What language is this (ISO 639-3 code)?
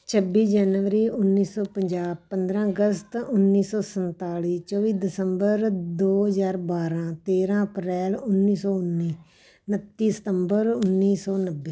pan